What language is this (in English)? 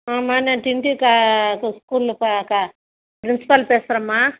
Tamil